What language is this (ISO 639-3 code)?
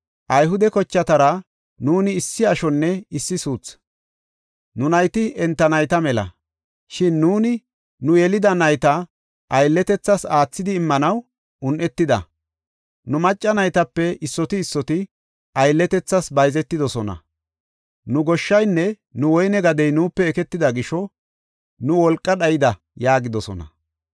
gof